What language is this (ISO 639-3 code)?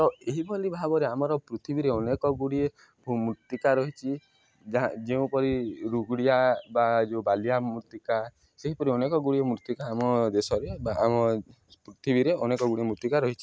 ori